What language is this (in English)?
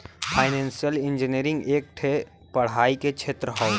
Bhojpuri